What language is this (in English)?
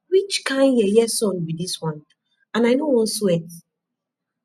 Nigerian Pidgin